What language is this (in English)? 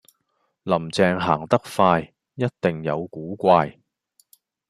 Cantonese